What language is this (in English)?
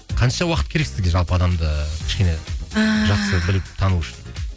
Kazakh